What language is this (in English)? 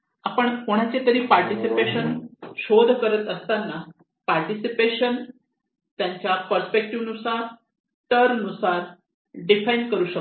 Marathi